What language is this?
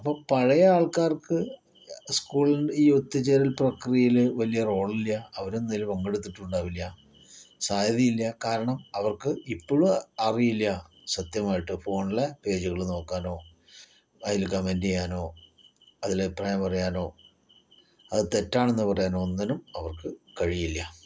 Malayalam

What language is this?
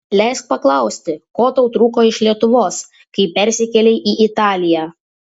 Lithuanian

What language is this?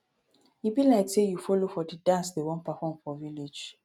Nigerian Pidgin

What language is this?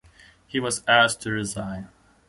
English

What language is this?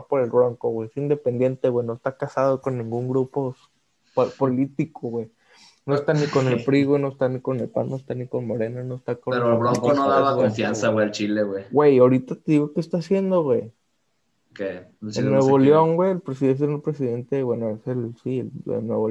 Spanish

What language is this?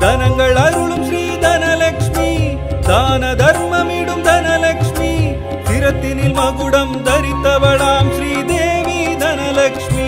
Kannada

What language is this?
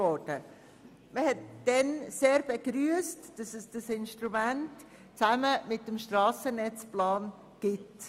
Swiss German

